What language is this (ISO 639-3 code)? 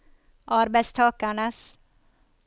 nor